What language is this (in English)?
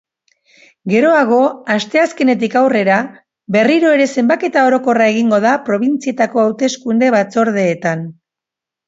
Basque